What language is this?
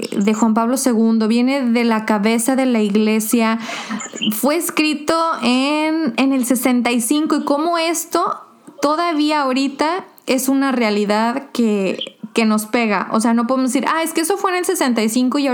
Spanish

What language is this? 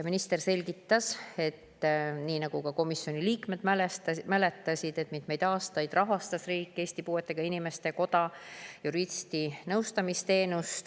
Estonian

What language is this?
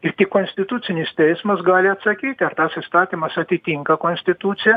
Lithuanian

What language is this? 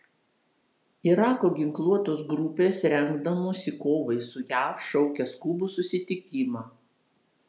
Lithuanian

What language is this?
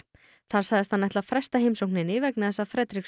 Icelandic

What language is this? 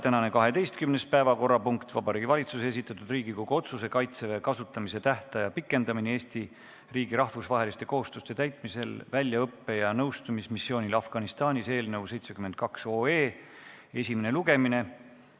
Estonian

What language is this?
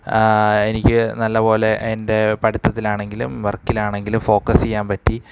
Malayalam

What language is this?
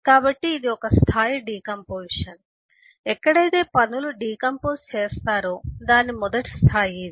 Telugu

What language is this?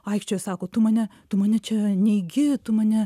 Lithuanian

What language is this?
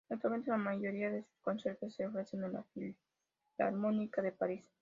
Spanish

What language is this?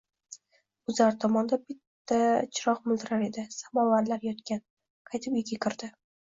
Uzbek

